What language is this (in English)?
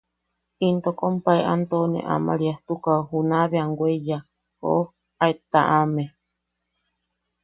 Yaqui